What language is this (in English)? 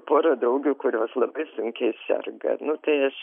Lithuanian